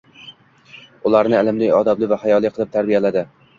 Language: Uzbek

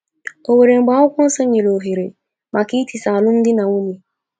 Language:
Igbo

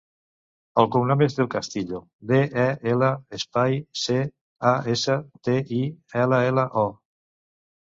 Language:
Catalan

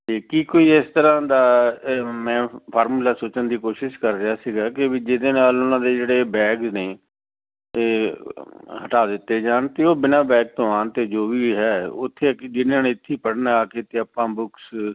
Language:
Punjabi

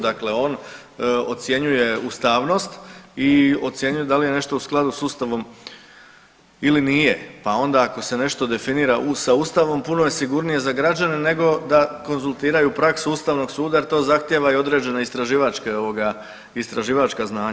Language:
Croatian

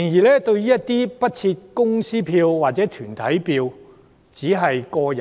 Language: Cantonese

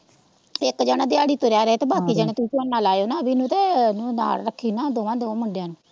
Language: Punjabi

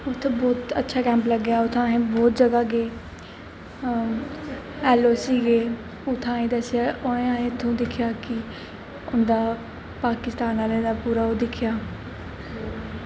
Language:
Dogri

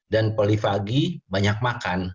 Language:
Indonesian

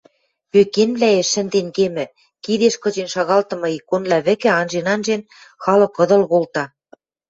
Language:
Western Mari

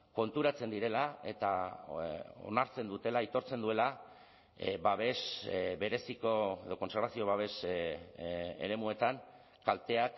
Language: Basque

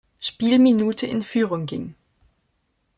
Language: German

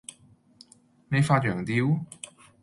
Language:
Cantonese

